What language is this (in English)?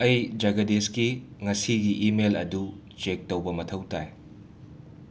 Manipuri